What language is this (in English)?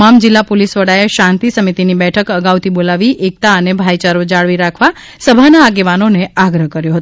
Gujarati